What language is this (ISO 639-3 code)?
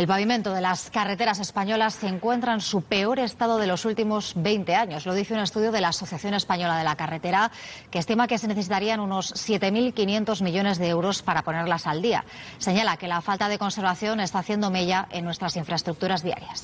spa